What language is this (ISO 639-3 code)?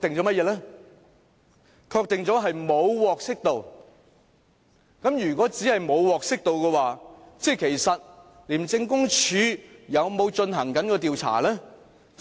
yue